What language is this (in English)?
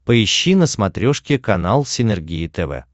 Russian